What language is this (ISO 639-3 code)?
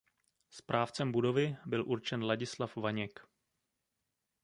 ces